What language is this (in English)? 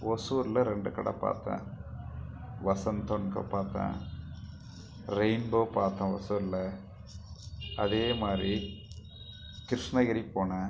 Tamil